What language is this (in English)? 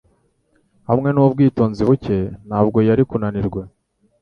Kinyarwanda